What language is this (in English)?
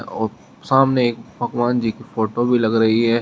Hindi